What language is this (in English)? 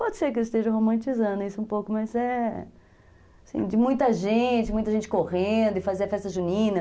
Portuguese